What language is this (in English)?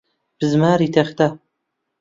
Central Kurdish